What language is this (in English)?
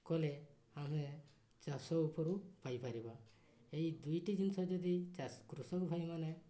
Odia